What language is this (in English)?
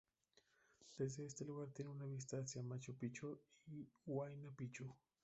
Spanish